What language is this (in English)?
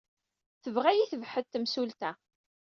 Kabyle